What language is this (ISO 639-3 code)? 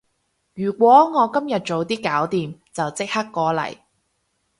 yue